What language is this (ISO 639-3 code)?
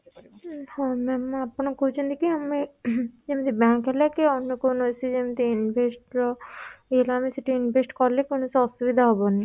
ori